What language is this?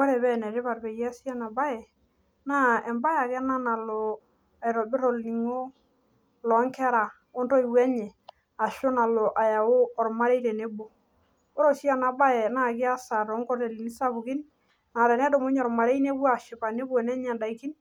Masai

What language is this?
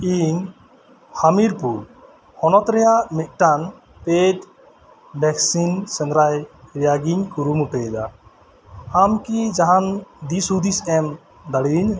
Santali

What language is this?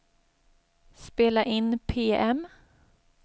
Swedish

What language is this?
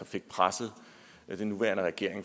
Danish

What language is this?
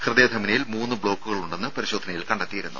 Malayalam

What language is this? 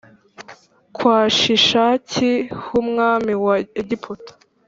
Kinyarwanda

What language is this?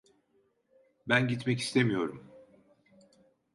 Turkish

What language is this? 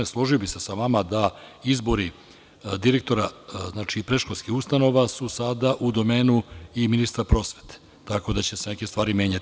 Serbian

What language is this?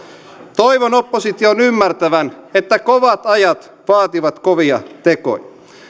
Finnish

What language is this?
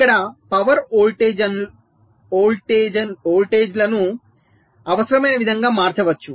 Telugu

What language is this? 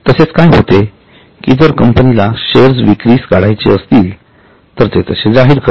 Marathi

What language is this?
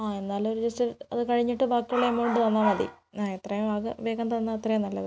Malayalam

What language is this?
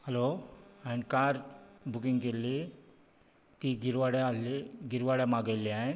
Konkani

